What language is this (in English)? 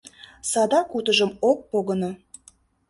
Mari